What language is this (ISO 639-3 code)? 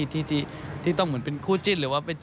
tha